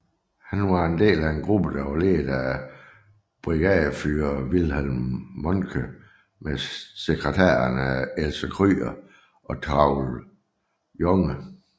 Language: Danish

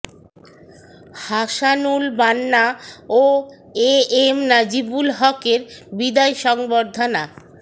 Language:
Bangla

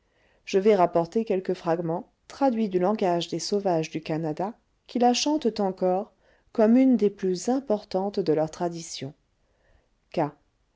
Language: French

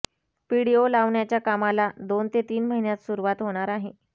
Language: Marathi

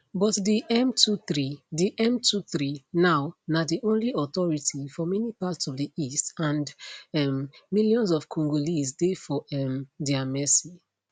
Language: Nigerian Pidgin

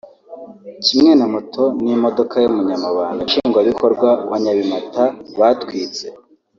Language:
Kinyarwanda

